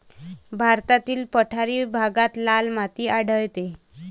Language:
Marathi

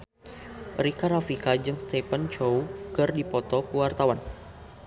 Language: Sundanese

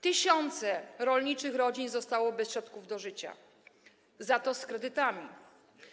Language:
Polish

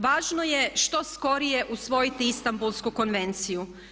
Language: Croatian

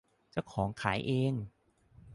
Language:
Thai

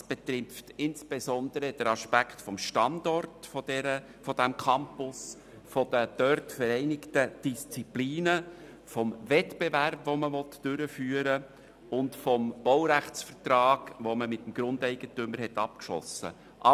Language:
Swiss German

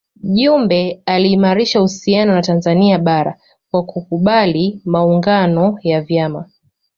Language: Swahili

